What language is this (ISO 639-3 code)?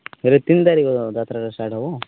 ori